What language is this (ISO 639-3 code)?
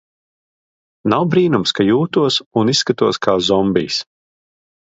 lav